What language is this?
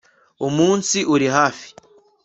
Kinyarwanda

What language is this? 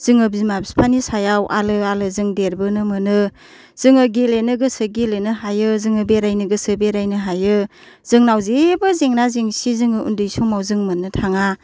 Bodo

